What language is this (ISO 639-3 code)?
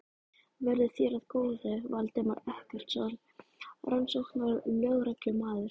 isl